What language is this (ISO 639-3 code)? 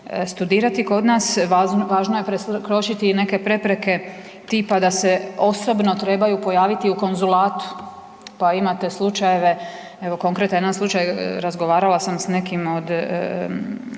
hrv